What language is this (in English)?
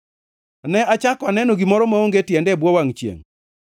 Luo (Kenya and Tanzania)